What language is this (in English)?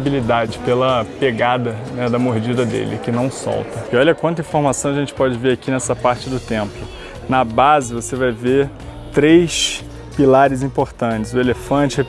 Portuguese